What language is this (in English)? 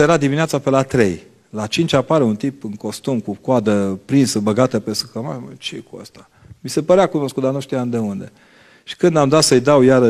Romanian